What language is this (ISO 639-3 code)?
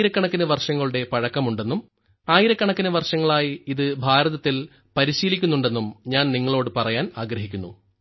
mal